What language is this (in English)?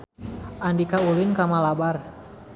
Sundanese